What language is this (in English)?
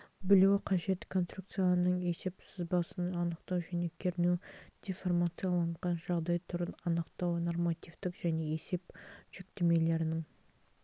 Kazakh